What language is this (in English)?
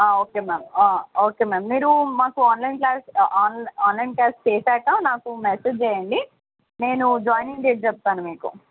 Telugu